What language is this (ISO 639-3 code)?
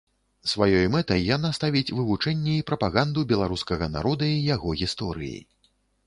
bel